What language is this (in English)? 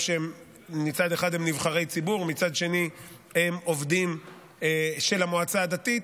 Hebrew